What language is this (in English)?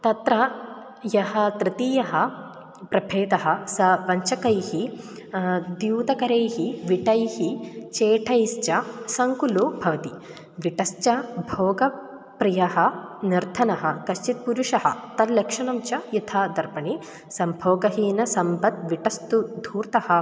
Sanskrit